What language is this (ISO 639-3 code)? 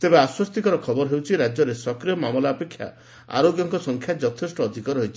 ori